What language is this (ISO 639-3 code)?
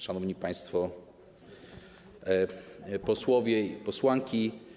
pol